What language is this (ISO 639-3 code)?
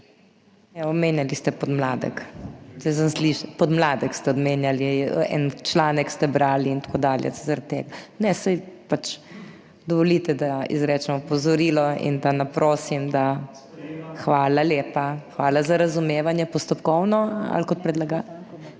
slv